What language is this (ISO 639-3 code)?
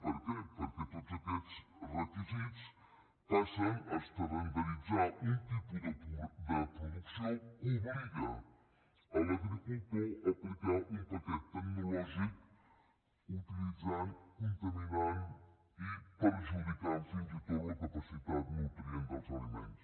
cat